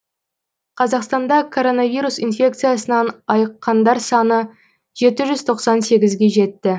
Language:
Kazakh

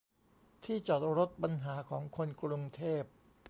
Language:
Thai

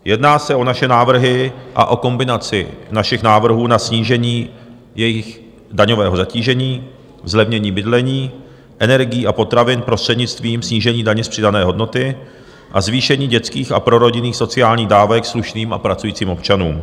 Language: Czech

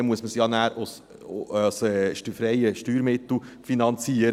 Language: Swiss German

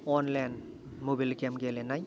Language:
Bodo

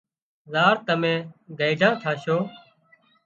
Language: Wadiyara Koli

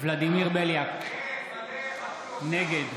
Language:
Hebrew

